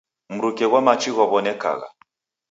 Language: Taita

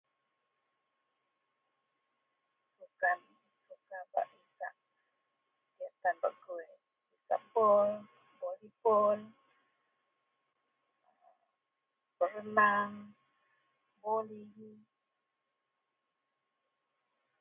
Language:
Central Melanau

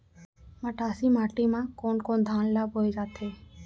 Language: Chhattisgarhi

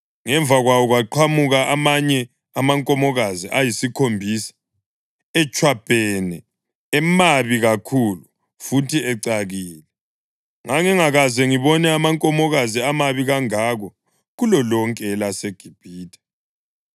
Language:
North Ndebele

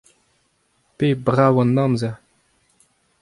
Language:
Breton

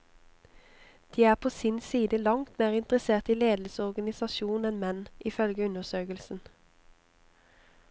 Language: Norwegian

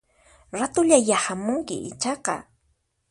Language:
Puno Quechua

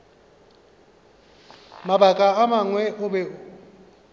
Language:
Northern Sotho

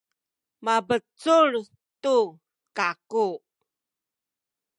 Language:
Sakizaya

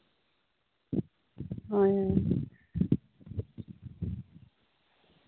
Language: Santali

